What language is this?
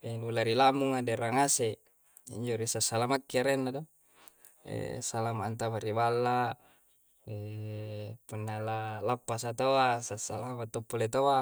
Coastal Konjo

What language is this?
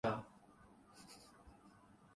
Urdu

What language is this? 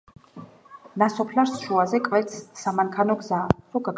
Georgian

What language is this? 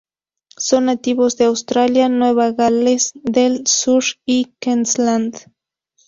Spanish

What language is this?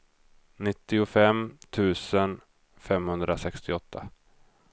Swedish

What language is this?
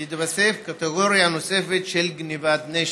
Hebrew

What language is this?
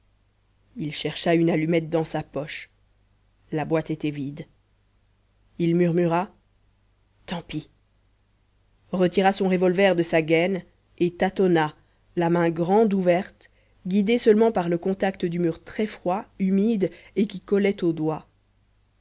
French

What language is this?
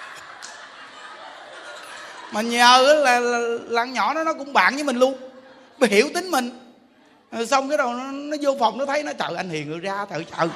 Vietnamese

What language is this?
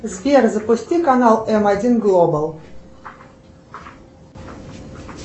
Russian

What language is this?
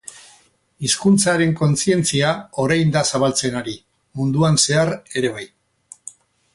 Basque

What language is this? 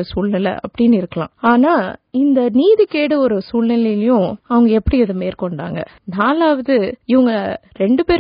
Urdu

